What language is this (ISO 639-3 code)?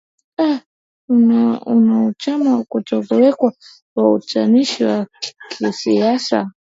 swa